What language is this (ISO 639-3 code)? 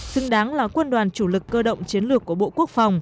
vie